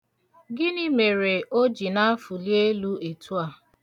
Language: Igbo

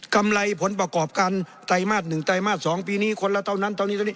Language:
Thai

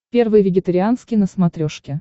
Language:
Russian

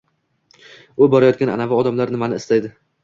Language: Uzbek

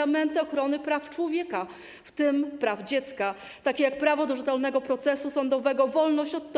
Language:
Polish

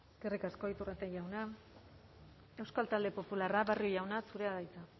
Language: Basque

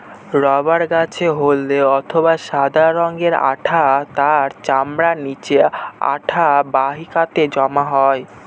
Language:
Bangla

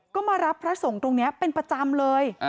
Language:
Thai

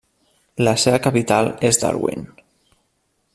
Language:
Catalan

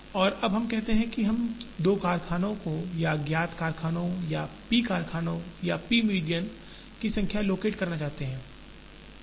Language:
Hindi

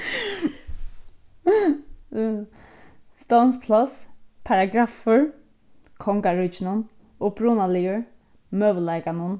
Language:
Faroese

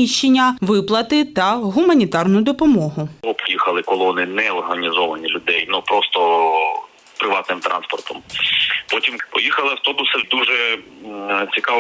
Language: Ukrainian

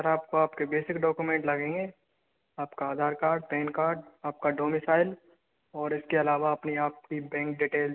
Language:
Hindi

